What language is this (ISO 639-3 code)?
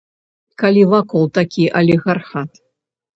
bel